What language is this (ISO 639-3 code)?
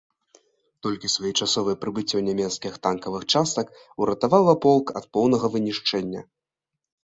bel